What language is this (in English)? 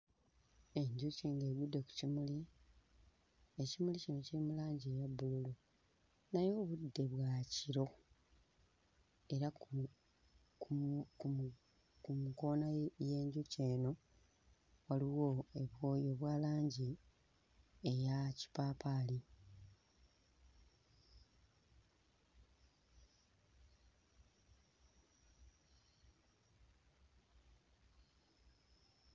Ganda